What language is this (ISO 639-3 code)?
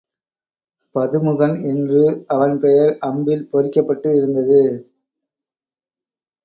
tam